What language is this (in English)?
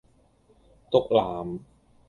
Cantonese